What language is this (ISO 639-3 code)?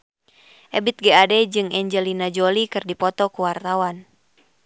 sun